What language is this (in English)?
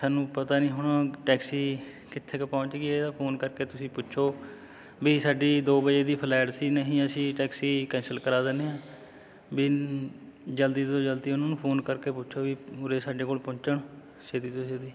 Punjabi